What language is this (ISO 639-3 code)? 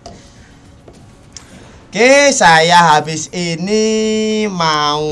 ind